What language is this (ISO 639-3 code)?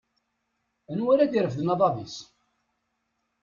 kab